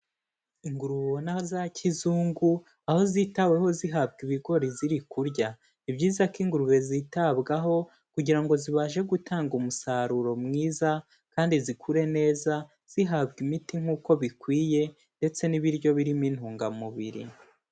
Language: Kinyarwanda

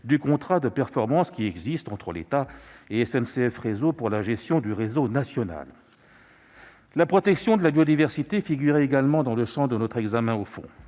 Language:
French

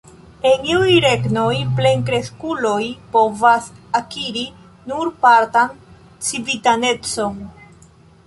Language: Esperanto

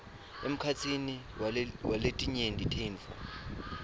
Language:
Swati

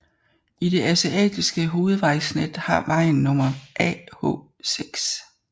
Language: Danish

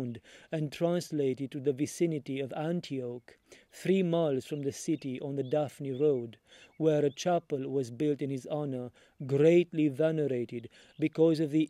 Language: English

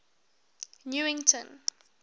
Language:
English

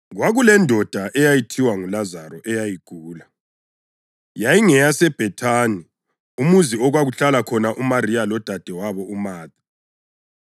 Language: North Ndebele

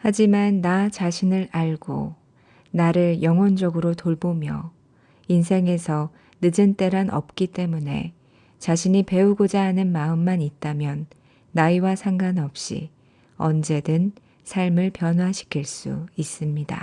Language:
Korean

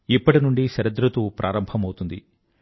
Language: Telugu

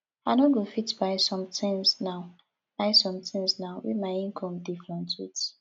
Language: Nigerian Pidgin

